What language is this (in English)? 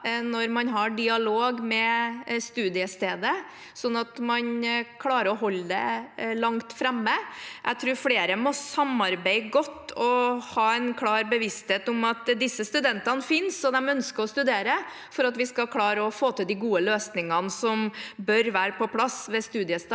Norwegian